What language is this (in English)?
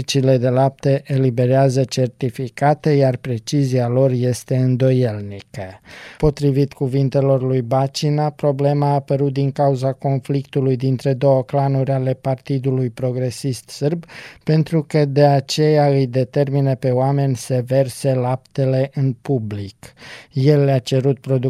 Romanian